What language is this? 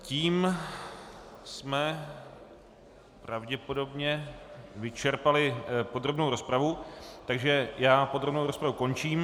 Czech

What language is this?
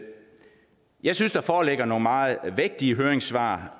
Danish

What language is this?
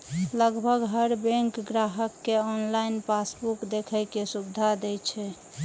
Maithili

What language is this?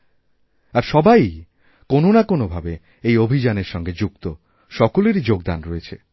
Bangla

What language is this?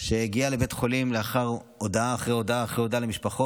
Hebrew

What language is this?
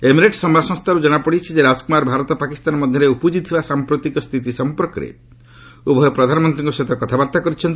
Odia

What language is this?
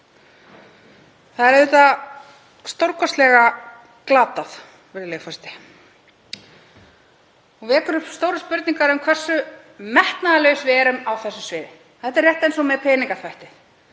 Icelandic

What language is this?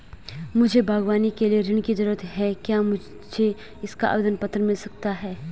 Hindi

